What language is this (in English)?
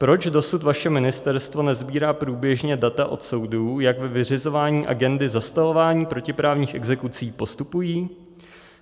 Czech